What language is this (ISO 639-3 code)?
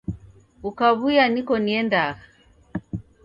dav